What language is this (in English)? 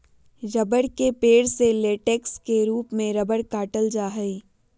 Magahi